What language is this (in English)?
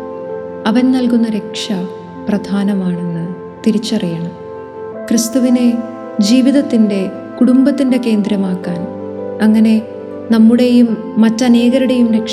Malayalam